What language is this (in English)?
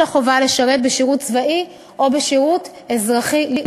Hebrew